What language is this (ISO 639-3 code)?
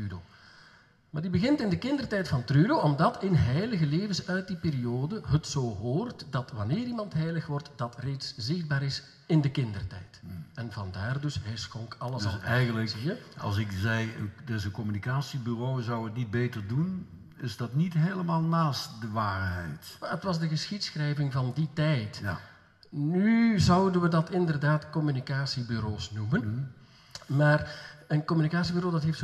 nld